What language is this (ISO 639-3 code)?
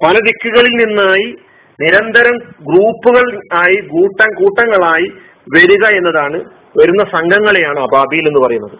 mal